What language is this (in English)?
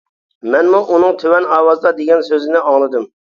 Uyghur